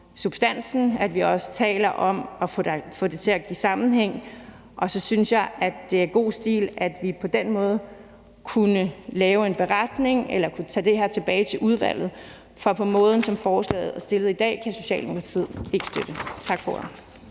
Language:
Danish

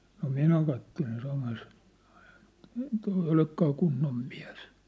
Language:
Finnish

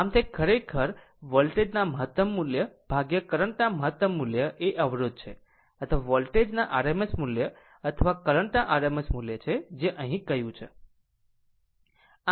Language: Gujarati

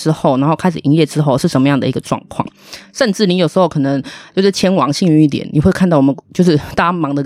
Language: Chinese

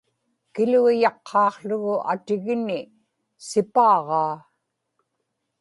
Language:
Inupiaq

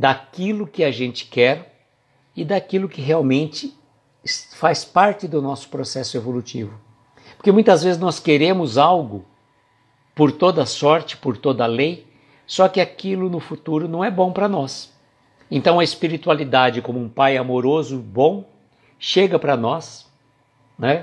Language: Portuguese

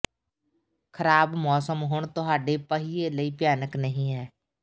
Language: Punjabi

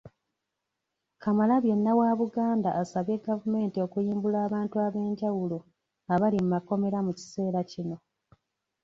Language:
Ganda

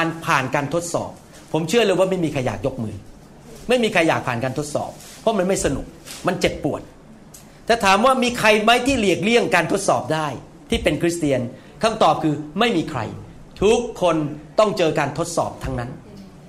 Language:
Thai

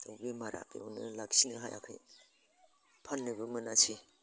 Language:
Bodo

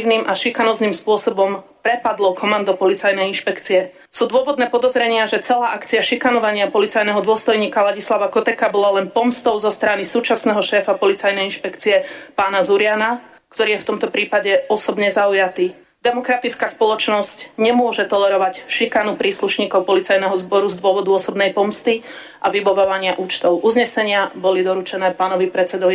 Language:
Slovak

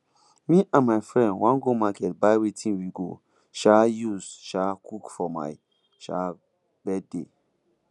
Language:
Nigerian Pidgin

